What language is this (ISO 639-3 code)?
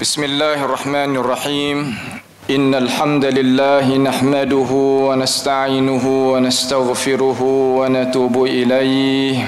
msa